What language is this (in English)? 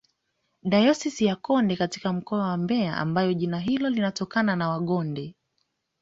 Swahili